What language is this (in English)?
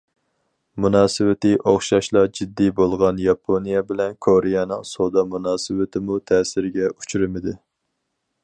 Uyghur